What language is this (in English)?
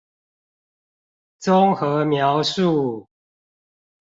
Chinese